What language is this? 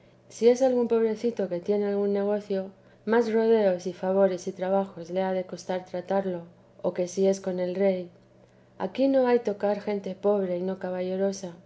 Spanish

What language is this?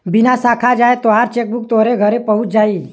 Bhojpuri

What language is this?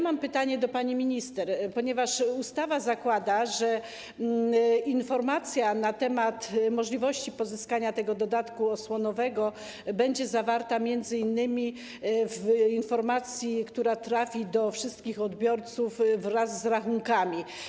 Polish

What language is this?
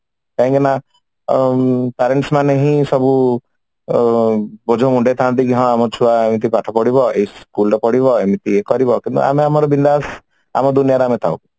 Odia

